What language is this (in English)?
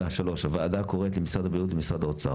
Hebrew